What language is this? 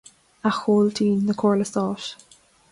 Irish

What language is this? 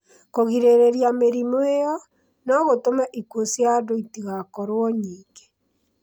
Kikuyu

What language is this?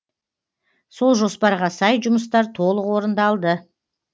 Kazakh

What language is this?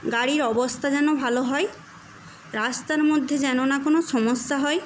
Bangla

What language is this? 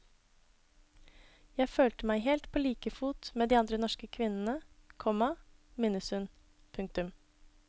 Norwegian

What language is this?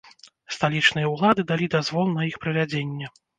Belarusian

